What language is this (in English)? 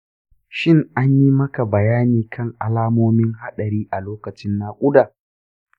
Hausa